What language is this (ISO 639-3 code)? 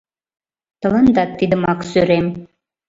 chm